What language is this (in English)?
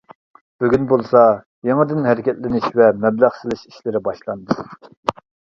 Uyghur